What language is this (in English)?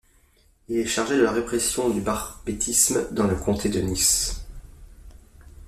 French